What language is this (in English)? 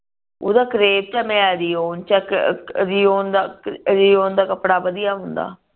Punjabi